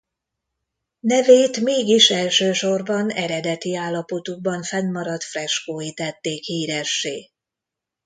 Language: Hungarian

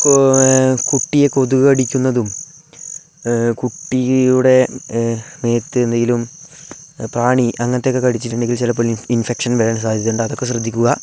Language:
Malayalam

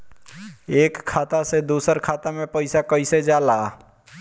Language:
Bhojpuri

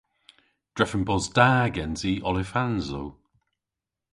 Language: Cornish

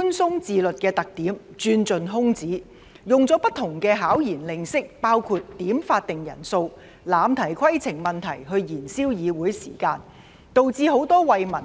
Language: Cantonese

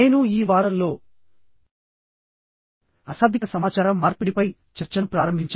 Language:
Telugu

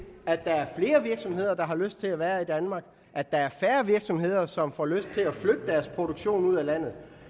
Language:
Danish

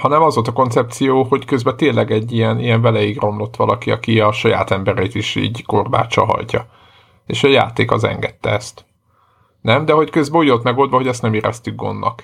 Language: Hungarian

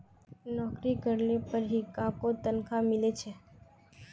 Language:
Magahi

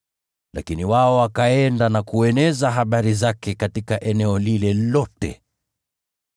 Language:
Swahili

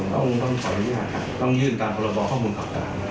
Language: Thai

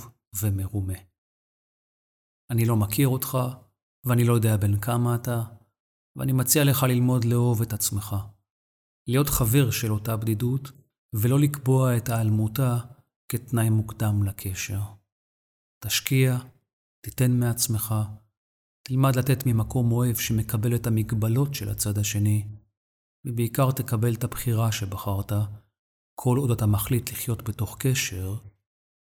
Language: Hebrew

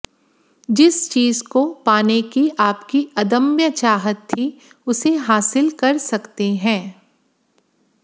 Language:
Hindi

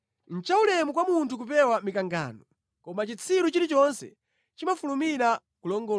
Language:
Nyanja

